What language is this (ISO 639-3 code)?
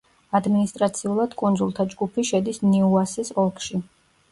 kat